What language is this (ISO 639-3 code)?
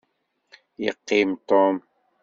kab